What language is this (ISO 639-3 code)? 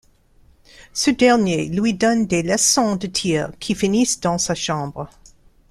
fra